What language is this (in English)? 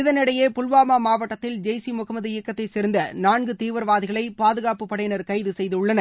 Tamil